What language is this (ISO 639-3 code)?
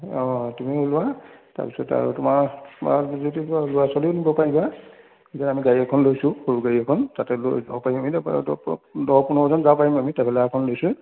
asm